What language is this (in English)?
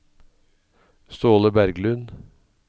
Norwegian